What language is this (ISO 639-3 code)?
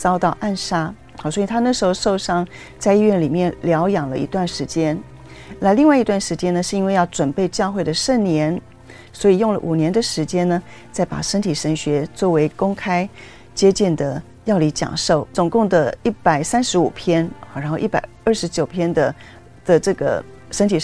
zho